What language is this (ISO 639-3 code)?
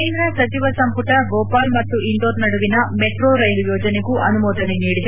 kan